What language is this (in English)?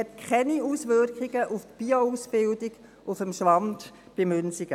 Swiss German